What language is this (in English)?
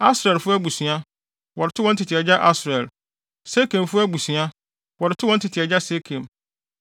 Akan